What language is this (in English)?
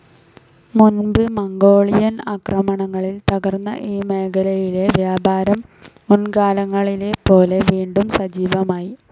Malayalam